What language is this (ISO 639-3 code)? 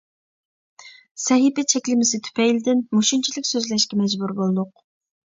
uig